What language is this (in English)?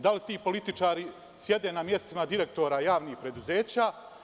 Serbian